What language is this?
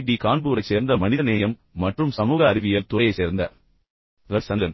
Tamil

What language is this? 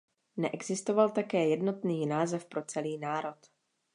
Czech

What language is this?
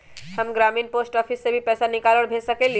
Magahi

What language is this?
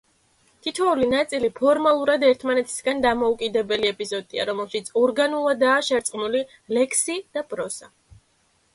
Georgian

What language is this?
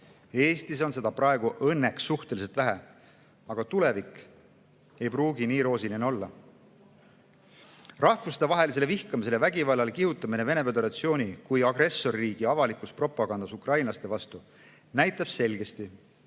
Estonian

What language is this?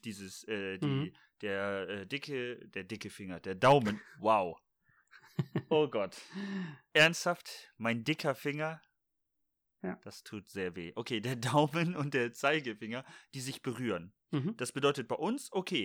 German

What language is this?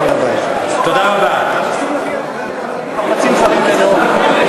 Hebrew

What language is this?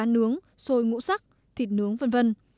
Vietnamese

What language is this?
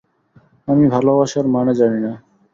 Bangla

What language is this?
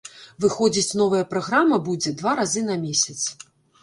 Belarusian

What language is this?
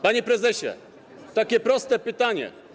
Polish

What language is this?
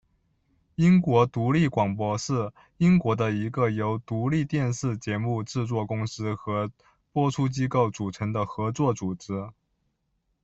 Chinese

